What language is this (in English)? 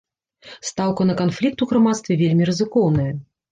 Belarusian